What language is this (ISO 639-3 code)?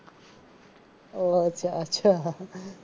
guj